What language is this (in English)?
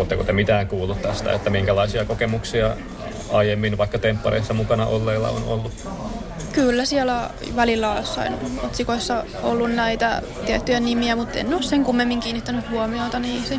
Finnish